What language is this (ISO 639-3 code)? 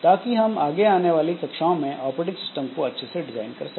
hin